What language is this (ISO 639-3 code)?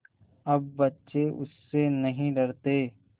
hin